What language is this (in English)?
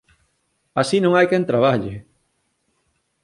Galician